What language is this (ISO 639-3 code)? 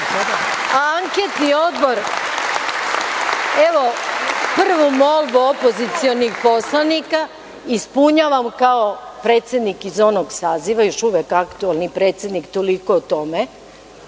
srp